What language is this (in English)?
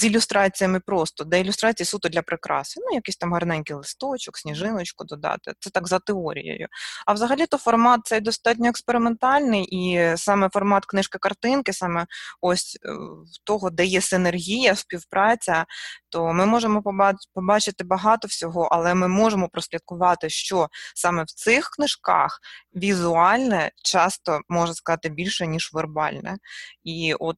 Ukrainian